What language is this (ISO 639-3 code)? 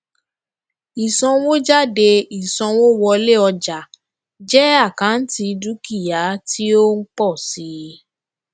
yor